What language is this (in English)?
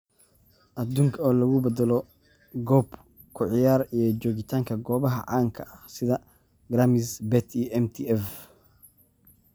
Somali